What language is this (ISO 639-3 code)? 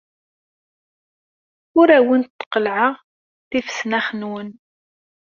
kab